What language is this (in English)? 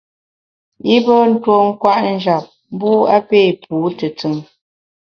Bamun